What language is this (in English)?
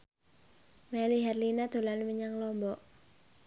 Javanese